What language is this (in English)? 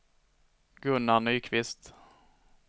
Swedish